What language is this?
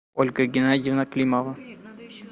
Russian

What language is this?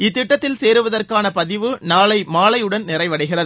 Tamil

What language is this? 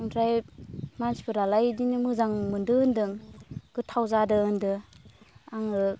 Bodo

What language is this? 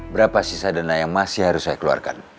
Indonesian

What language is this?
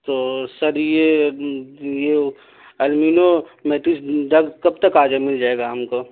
Urdu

